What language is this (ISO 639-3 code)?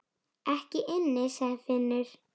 isl